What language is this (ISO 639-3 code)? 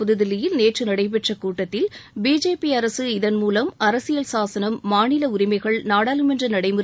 tam